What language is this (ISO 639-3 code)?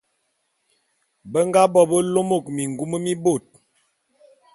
bum